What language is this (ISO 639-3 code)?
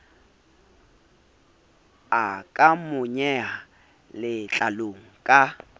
sot